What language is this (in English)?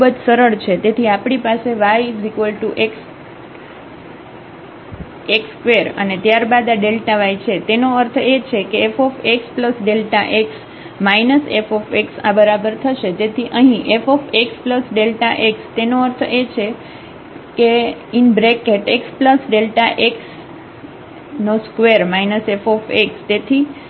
Gujarati